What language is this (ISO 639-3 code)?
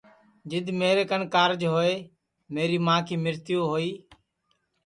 ssi